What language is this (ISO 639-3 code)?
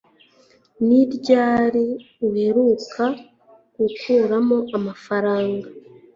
kin